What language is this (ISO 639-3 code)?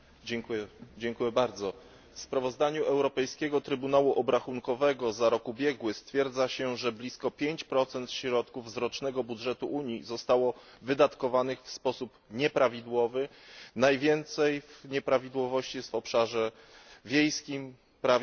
pol